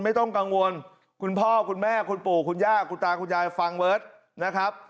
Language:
Thai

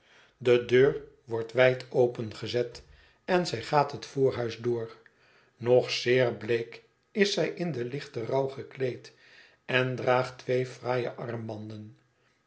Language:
Dutch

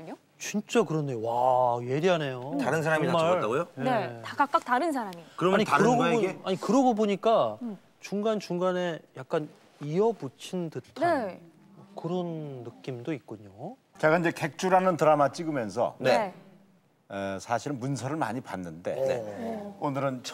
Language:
Korean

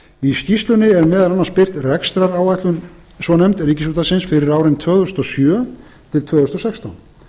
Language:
Icelandic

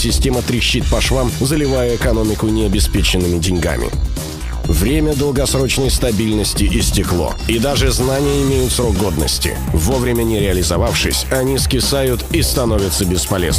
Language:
Russian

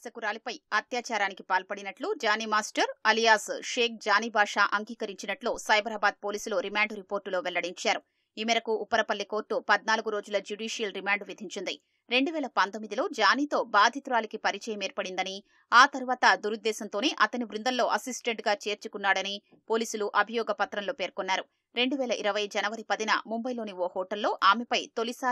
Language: Telugu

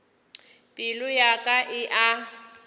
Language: Northern Sotho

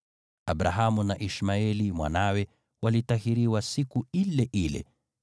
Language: Swahili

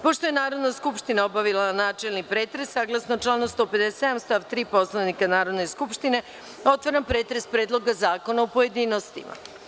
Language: Serbian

